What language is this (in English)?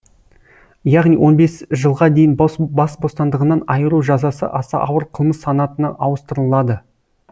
Kazakh